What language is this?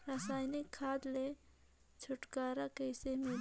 Chhattisgarhi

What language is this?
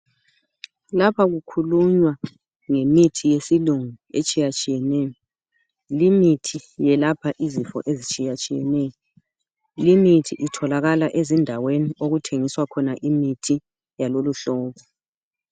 North Ndebele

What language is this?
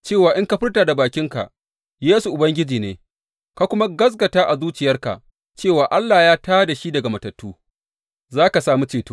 Hausa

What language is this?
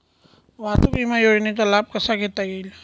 Marathi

